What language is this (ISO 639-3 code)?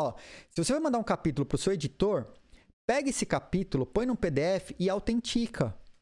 por